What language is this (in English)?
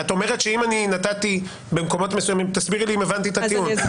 Hebrew